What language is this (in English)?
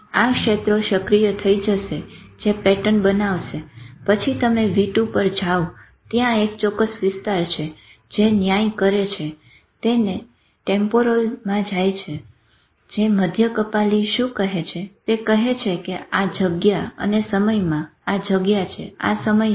Gujarati